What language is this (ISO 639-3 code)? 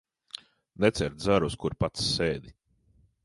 lav